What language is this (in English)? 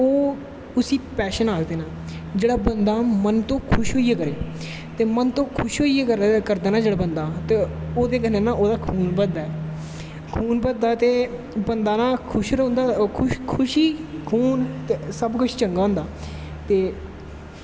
Dogri